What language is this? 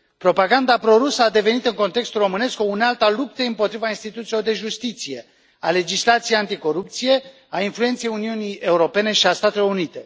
Romanian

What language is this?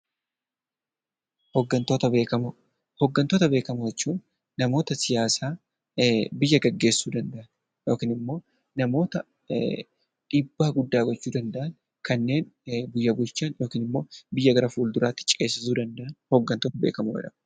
Oromo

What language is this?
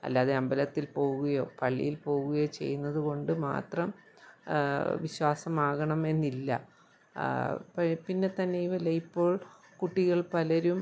Malayalam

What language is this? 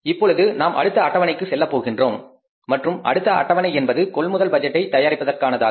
Tamil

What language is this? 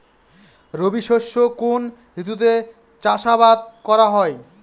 Bangla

